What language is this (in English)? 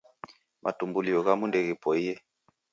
Taita